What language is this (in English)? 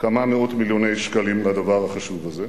Hebrew